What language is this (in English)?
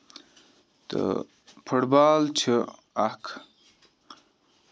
Kashmiri